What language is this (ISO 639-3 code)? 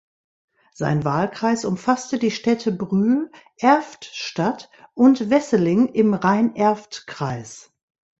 deu